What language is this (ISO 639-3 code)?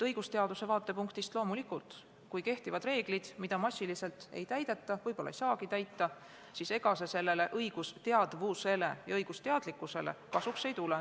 est